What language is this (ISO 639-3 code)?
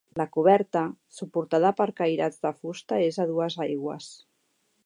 cat